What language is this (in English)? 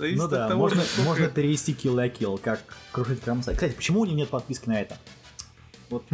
Russian